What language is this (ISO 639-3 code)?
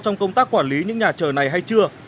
vie